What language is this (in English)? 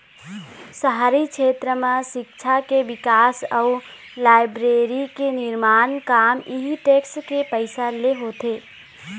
Chhattisgarhi